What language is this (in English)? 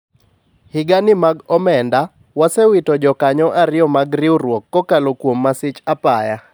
Luo (Kenya and Tanzania)